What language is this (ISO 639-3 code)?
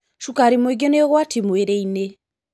kik